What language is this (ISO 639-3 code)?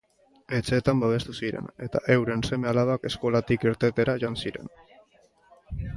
eus